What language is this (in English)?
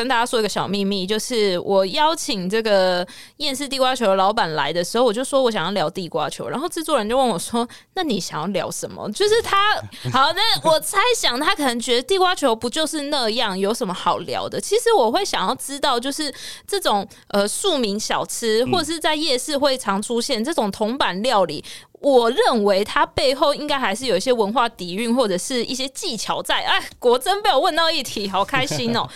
Chinese